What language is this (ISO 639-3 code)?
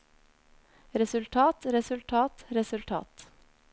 nor